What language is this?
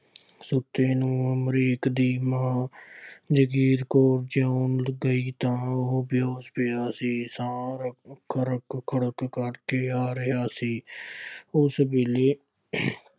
Punjabi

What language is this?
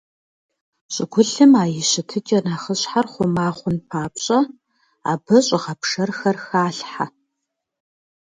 Kabardian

